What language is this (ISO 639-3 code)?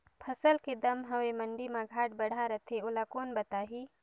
hne